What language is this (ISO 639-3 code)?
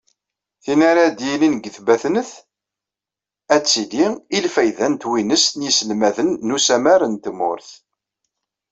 kab